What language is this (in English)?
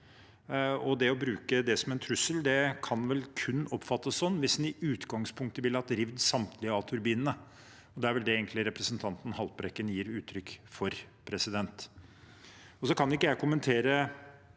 Norwegian